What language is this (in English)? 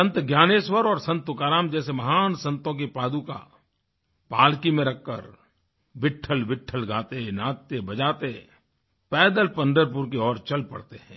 Hindi